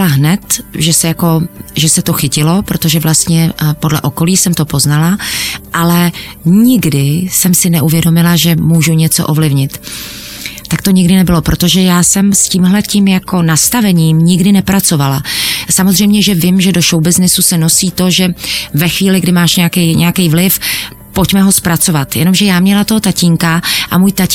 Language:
Czech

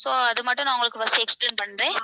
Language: Tamil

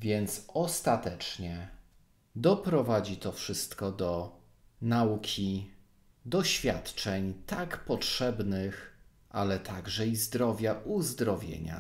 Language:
Polish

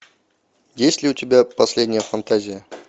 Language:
Russian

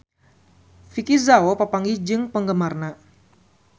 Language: Sundanese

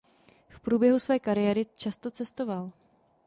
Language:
Czech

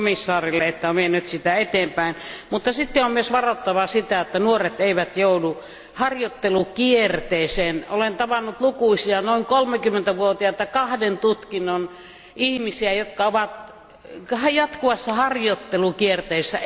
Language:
Finnish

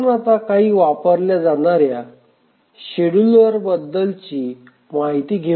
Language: Marathi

